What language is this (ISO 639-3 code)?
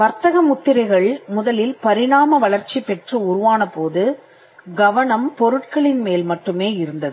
tam